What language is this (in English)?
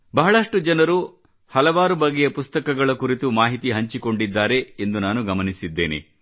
Kannada